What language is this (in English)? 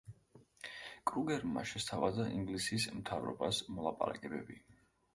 Georgian